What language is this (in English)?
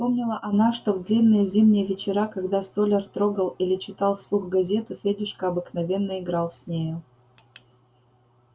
Russian